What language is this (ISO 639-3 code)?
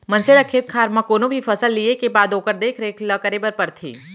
hne